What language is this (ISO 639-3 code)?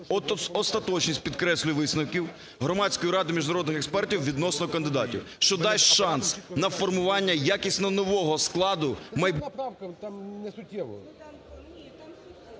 ukr